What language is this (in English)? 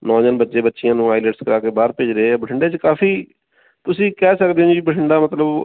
Punjabi